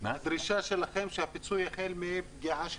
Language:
Hebrew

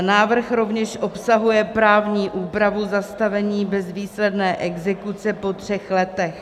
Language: Czech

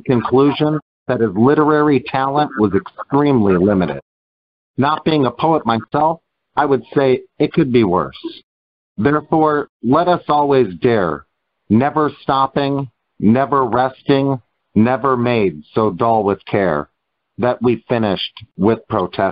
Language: English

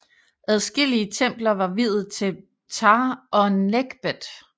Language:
Danish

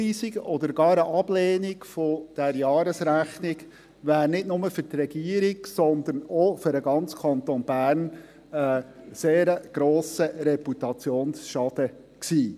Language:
Swiss German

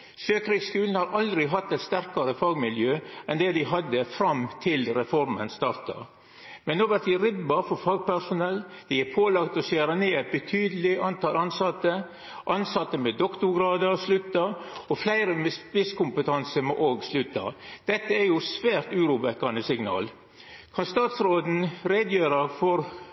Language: Norwegian Nynorsk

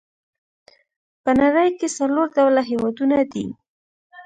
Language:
Pashto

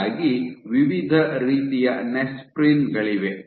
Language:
Kannada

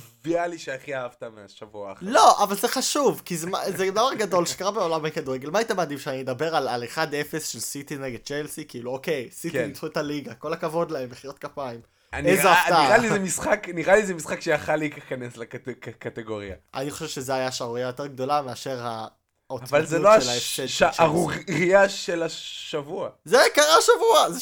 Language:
Hebrew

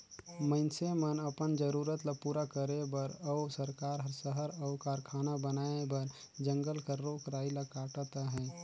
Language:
Chhattisgarhi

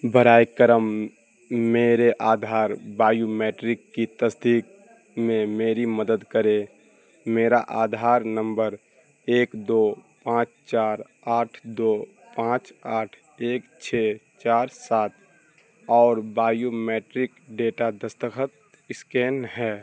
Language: Urdu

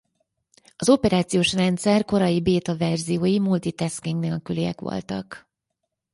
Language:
Hungarian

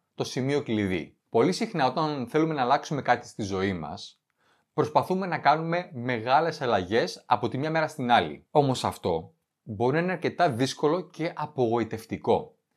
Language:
Greek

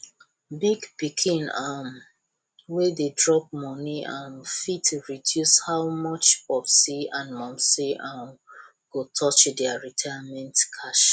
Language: Nigerian Pidgin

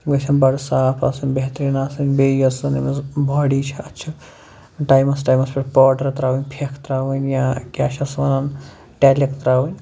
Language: Kashmiri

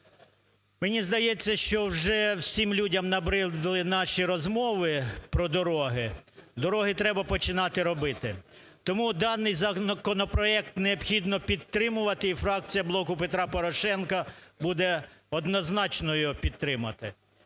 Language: Ukrainian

